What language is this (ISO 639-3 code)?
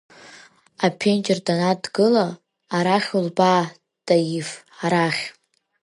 abk